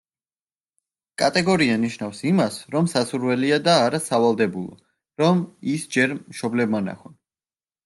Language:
Georgian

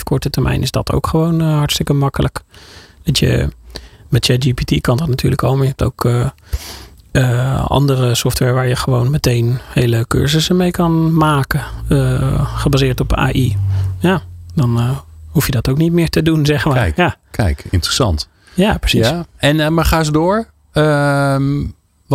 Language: Dutch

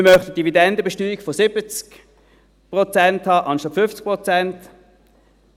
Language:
Swiss German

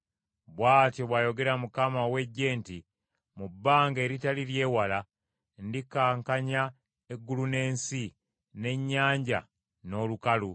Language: Ganda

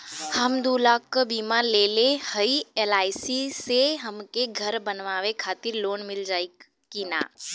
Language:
Bhojpuri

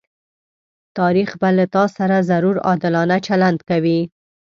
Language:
Pashto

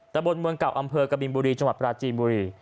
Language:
Thai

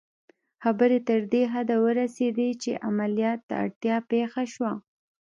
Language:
Pashto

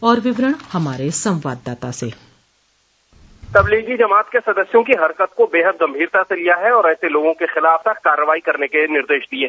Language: Hindi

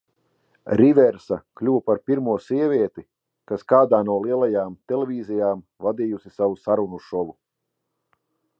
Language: Latvian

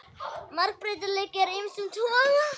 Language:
Icelandic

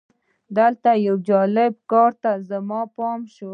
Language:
Pashto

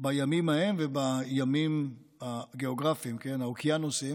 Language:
Hebrew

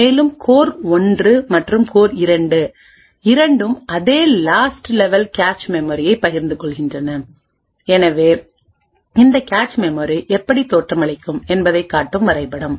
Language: Tamil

